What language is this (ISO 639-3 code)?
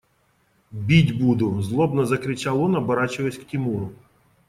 rus